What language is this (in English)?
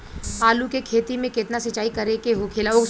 Bhojpuri